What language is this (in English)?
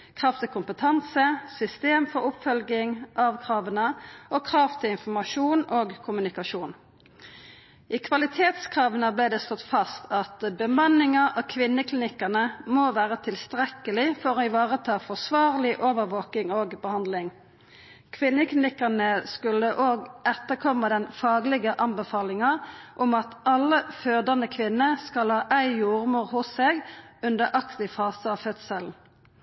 Norwegian Nynorsk